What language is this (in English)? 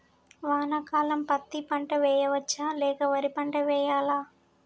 Telugu